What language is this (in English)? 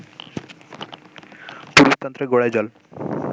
Bangla